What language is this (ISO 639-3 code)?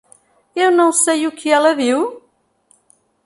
por